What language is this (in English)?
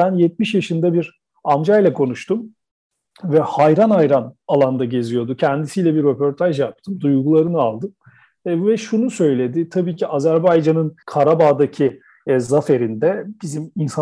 Turkish